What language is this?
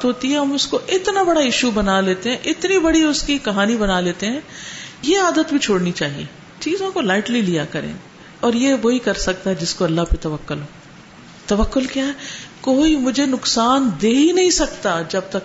Urdu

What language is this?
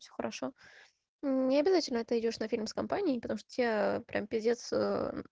Russian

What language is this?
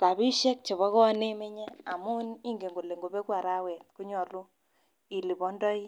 Kalenjin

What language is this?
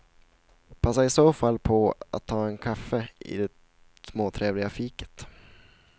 Swedish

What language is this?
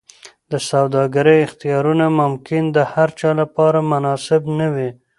Pashto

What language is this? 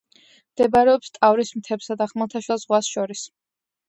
Georgian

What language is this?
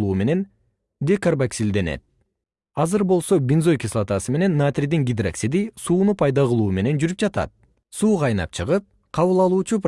Kyrgyz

